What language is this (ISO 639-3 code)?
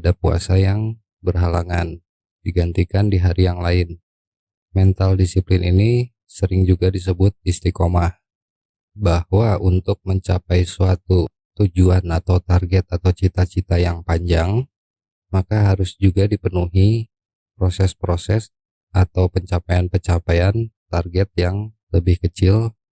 ind